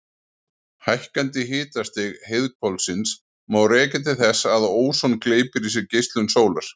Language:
Icelandic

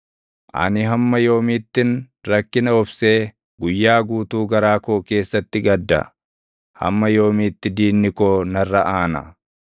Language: Oromo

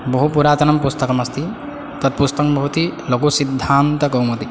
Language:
Sanskrit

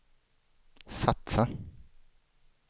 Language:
Swedish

